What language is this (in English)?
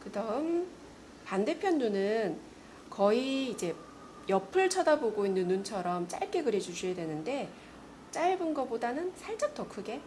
Korean